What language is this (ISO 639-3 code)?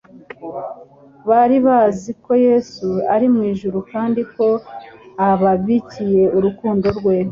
kin